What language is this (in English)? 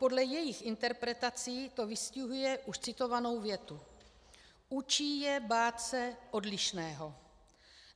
Czech